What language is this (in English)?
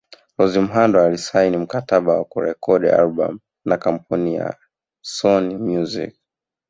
Swahili